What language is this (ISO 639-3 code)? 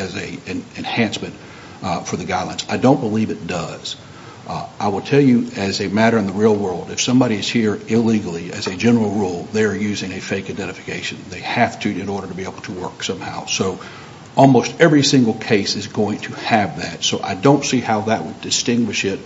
eng